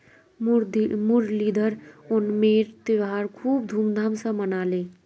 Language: Magahi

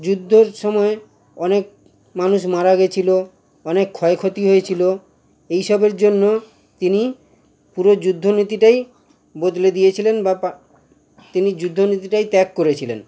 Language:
Bangla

